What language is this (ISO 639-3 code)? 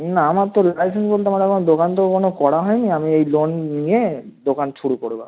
ben